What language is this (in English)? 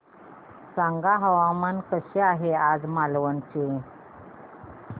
Marathi